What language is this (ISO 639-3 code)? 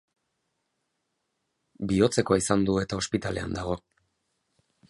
eus